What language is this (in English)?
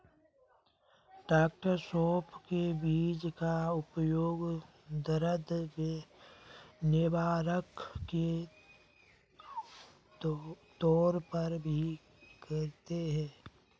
Hindi